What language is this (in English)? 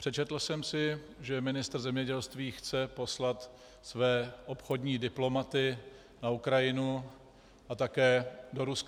Czech